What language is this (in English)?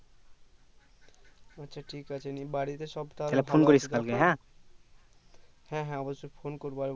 Bangla